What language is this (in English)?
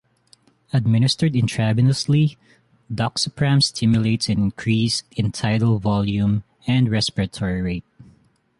English